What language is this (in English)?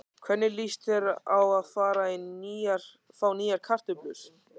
Icelandic